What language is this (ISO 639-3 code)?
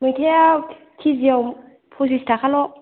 brx